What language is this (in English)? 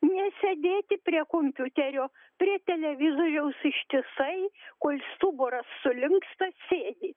Lithuanian